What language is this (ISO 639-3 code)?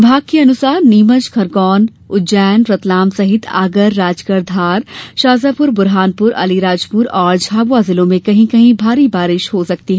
hin